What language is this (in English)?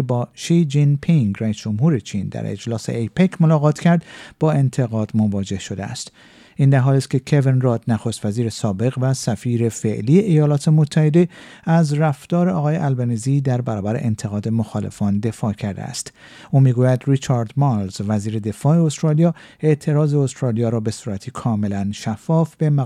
Persian